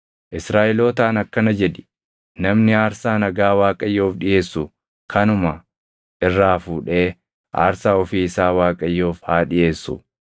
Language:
Oromo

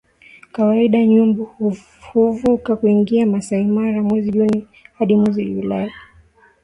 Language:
Swahili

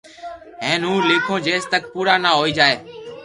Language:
Loarki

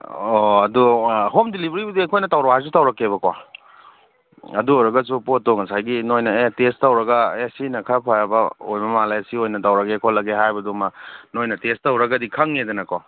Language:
Manipuri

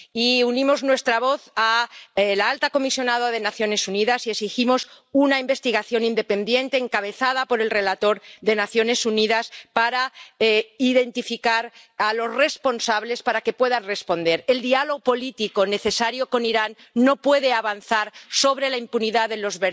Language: Spanish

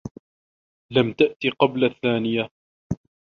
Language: Arabic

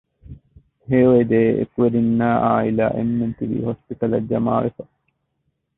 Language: Divehi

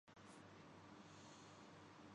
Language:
Urdu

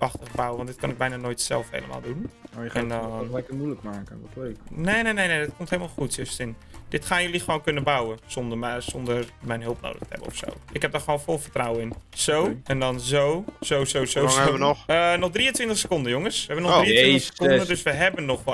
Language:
Dutch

